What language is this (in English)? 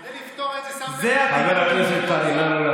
Hebrew